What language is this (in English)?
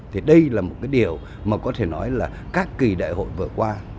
Vietnamese